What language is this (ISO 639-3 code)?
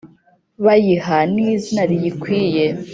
kin